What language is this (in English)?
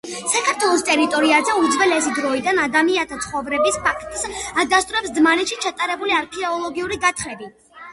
Georgian